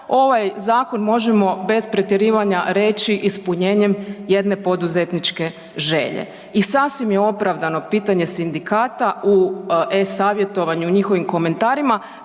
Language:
Croatian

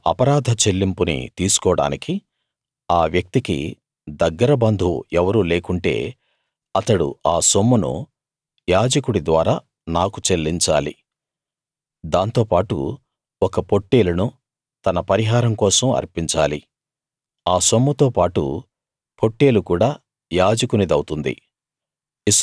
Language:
Telugu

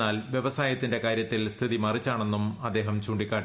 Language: Malayalam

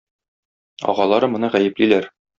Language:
Tatar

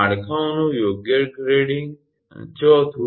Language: Gujarati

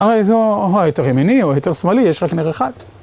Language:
Hebrew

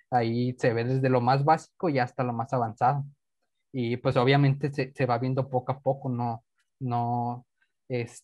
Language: Spanish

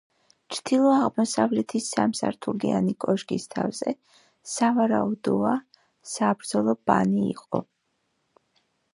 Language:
Georgian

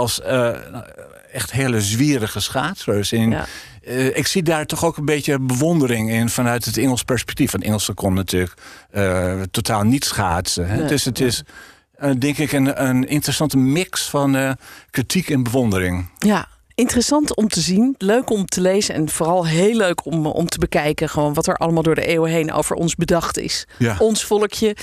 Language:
Dutch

